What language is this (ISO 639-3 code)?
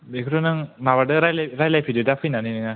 brx